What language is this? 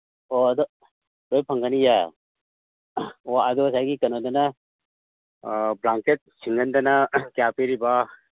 Manipuri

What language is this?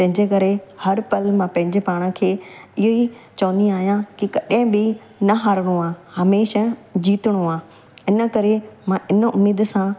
Sindhi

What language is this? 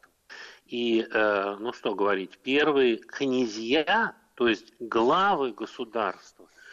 Russian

